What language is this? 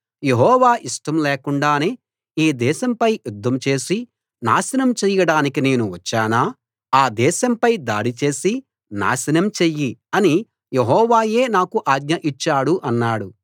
Telugu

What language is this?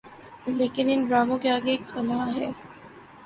Urdu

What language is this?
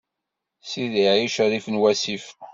Kabyle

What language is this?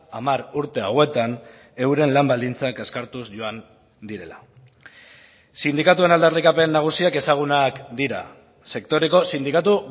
Basque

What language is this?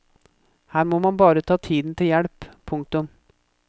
Norwegian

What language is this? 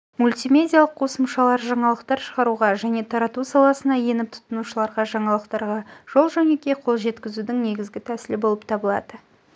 Kazakh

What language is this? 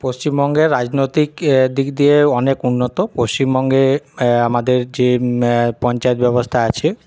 Bangla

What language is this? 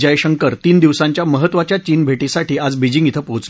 Marathi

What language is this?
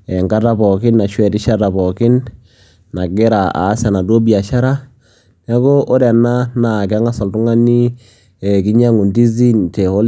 Masai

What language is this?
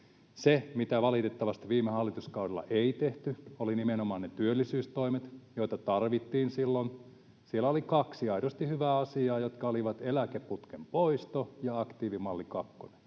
Finnish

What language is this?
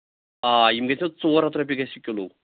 Kashmiri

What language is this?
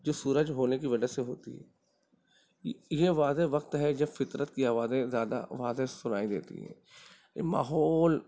Urdu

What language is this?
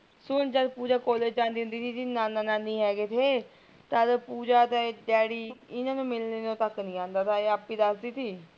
Punjabi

